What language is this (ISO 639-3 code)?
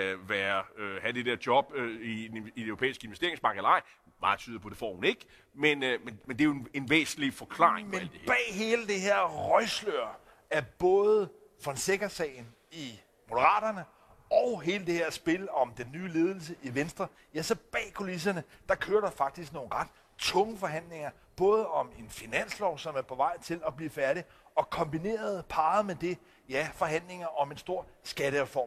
dan